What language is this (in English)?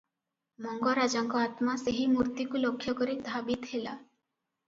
Odia